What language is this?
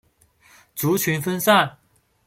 Chinese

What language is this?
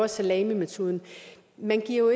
Danish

